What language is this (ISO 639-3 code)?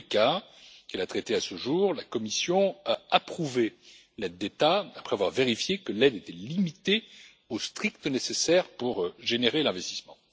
fra